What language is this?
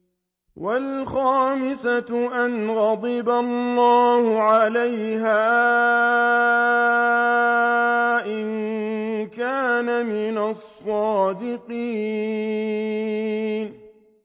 Arabic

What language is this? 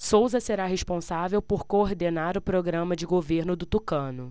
Portuguese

